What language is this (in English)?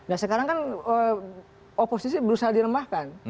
Indonesian